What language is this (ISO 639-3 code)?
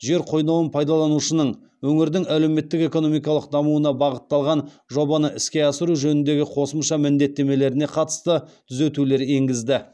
kaz